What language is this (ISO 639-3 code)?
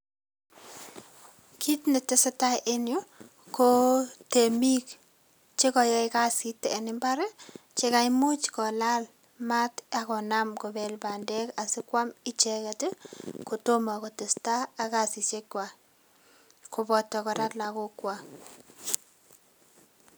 kln